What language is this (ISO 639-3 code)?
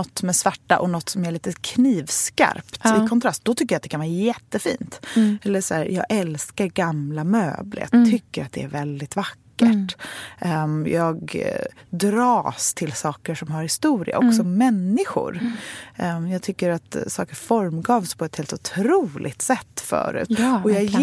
swe